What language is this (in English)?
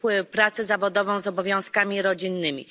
Polish